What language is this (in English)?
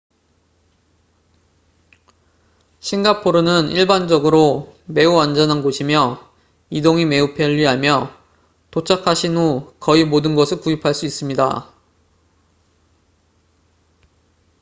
Korean